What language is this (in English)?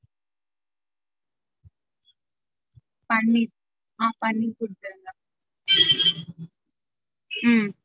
Tamil